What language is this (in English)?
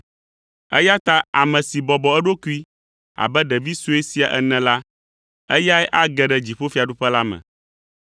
Ewe